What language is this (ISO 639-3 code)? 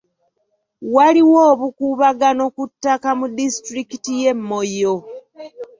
lug